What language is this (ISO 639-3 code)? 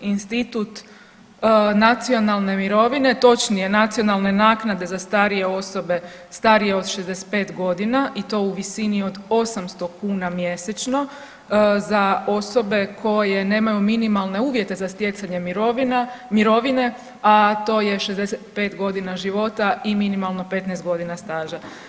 hrv